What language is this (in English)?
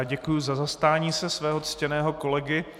Czech